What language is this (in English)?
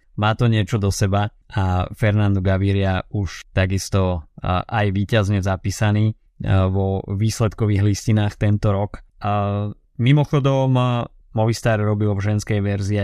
Slovak